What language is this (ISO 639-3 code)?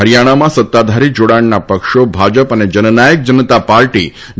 guj